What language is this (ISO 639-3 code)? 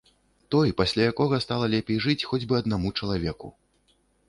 bel